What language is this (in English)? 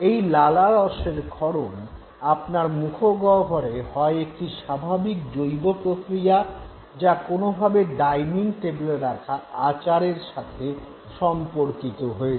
Bangla